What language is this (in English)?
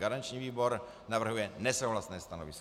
Czech